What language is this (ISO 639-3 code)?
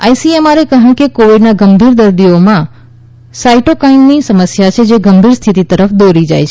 guj